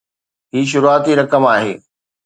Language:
Sindhi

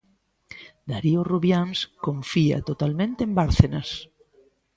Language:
Galician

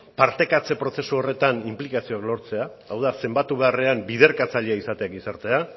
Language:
Basque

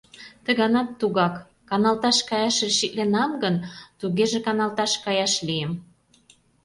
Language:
Mari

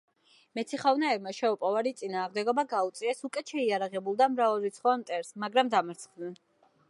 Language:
Georgian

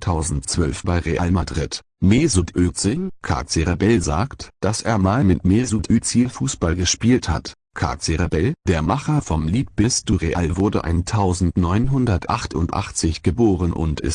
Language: German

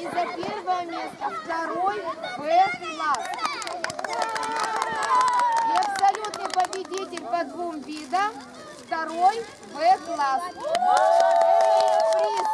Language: Russian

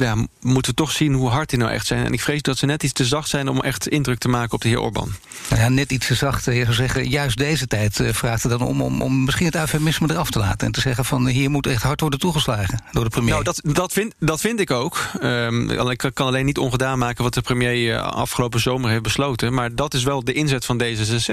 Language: Dutch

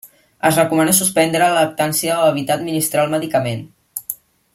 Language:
Catalan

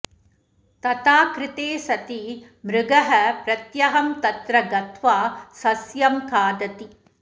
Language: Sanskrit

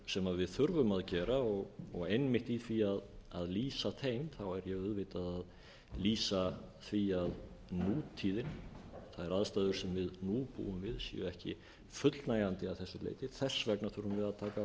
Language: Icelandic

